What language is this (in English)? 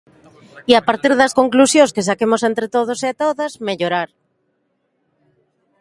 Galician